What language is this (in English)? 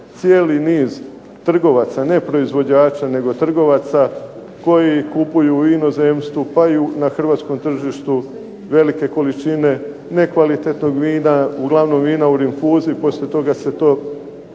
Croatian